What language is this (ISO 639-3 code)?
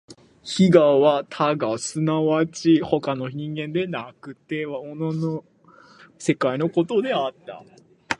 jpn